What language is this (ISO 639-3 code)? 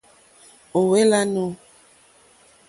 bri